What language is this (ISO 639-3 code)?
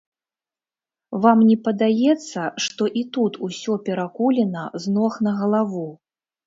bel